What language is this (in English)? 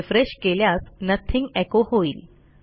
Marathi